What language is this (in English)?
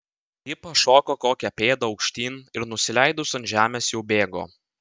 Lithuanian